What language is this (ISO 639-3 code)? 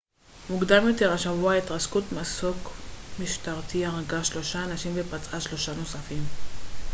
heb